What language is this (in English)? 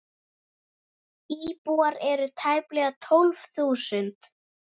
Icelandic